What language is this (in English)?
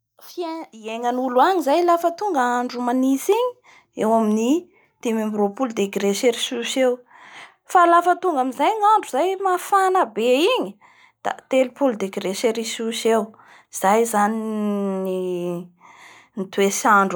Bara Malagasy